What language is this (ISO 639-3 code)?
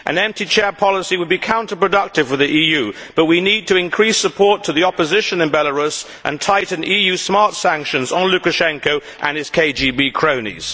eng